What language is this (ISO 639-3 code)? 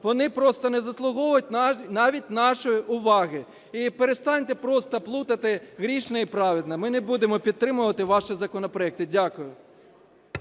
ukr